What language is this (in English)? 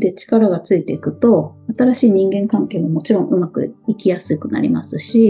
Japanese